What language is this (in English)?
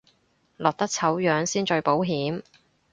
Cantonese